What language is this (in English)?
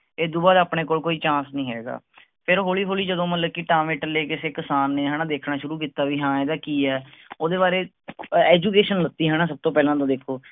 Punjabi